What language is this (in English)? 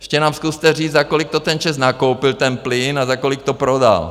Czech